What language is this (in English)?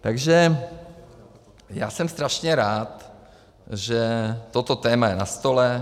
Czech